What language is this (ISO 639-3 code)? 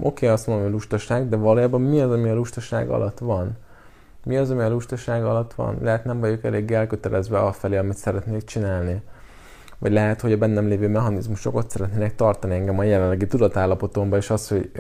hun